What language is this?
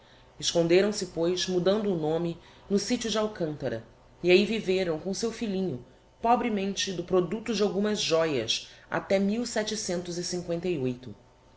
Portuguese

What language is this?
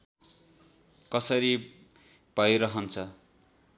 Nepali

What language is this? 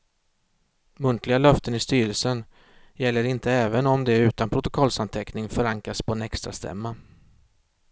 Swedish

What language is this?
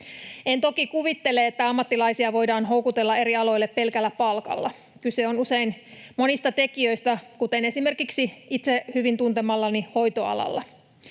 Finnish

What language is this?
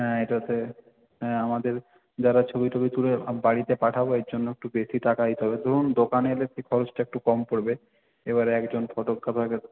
Bangla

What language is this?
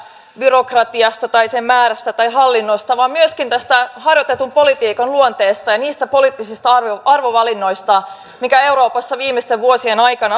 Finnish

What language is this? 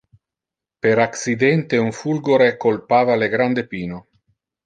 Interlingua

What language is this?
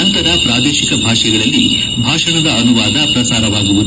Kannada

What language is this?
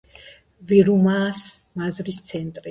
Georgian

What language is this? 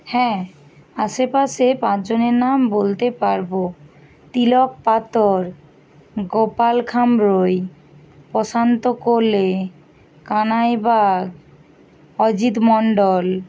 Bangla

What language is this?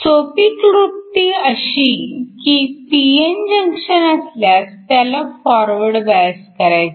Marathi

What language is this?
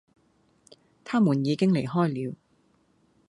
Cantonese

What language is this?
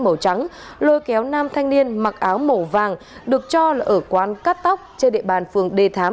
Vietnamese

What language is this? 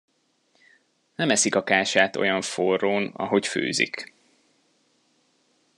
Hungarian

